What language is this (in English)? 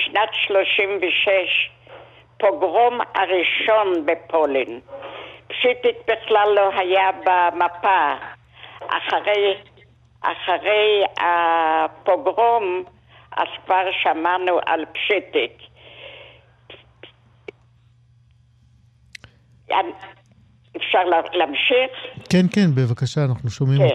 Hebrew